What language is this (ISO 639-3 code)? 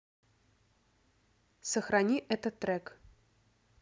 rus